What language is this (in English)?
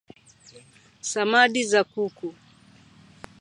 Swahili